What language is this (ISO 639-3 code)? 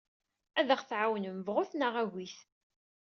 kab